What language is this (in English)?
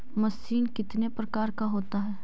Magahi